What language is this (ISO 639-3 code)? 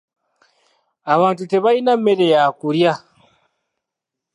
lug